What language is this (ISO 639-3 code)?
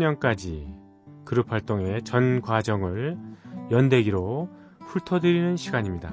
kor